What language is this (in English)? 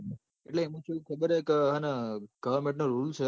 Gujarati